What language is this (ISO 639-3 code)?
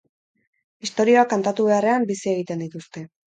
eus